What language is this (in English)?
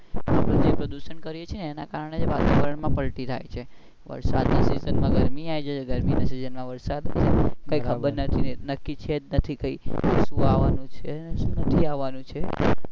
Gujarati